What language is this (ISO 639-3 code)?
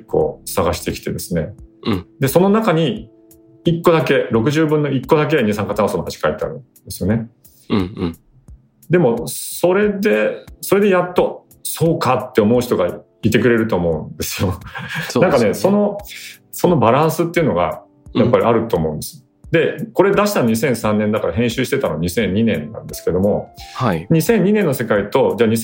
jpn